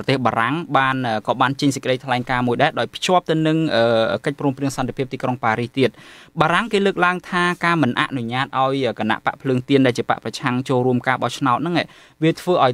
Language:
Vietnamese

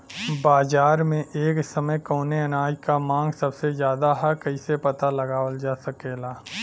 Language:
Bhojpuri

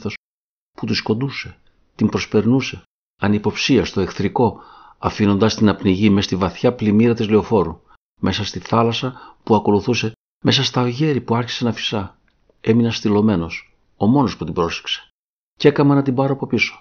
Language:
Greek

